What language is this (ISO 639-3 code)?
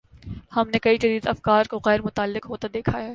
urd